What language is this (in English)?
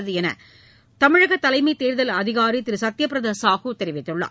Tamil